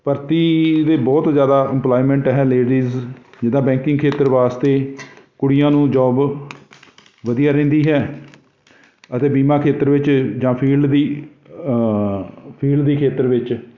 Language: Punjabi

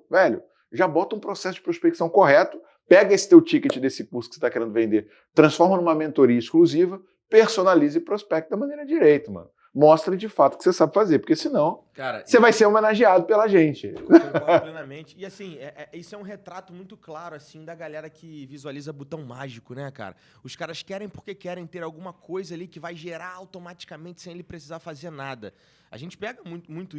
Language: Portuguese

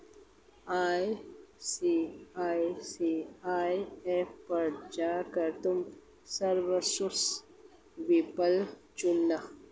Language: Hindi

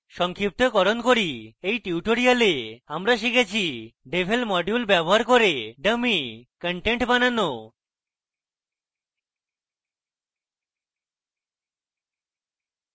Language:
Bangla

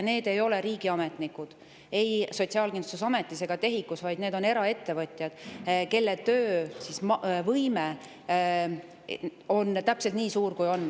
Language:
Estonian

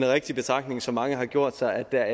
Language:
Danish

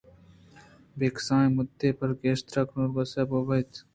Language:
Eastern Balochi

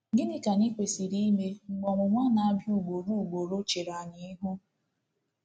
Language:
Igbo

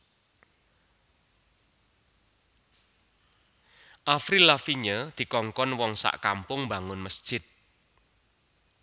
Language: Javanese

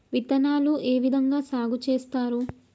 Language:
Telugu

